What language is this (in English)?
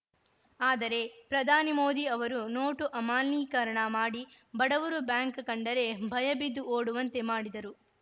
Kannada